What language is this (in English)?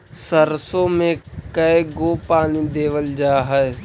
Magahi